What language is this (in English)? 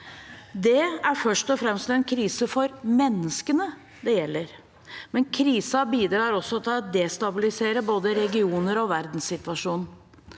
Norwegian